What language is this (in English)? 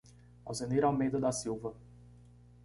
Portuguese